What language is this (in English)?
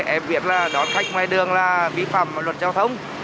Vietnamese